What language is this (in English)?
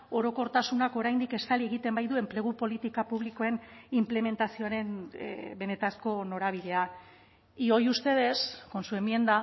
Basque